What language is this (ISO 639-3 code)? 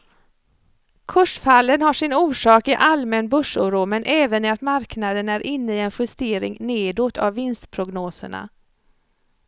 swe